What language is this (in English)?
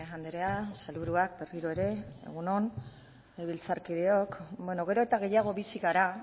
Basque